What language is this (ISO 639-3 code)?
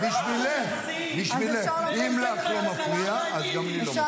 heb